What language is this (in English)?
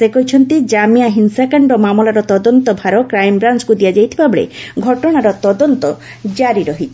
Odia